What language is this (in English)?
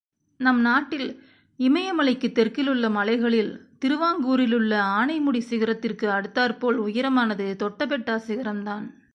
Tamil